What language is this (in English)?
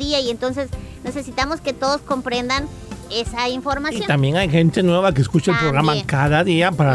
Spanish